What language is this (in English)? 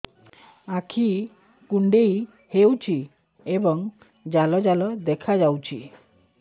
Odia